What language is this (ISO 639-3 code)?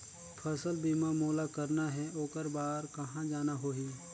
hne